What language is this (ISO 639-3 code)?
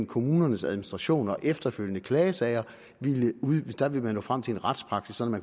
dan